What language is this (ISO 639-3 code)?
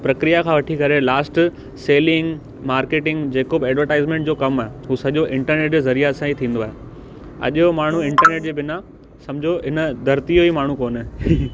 snd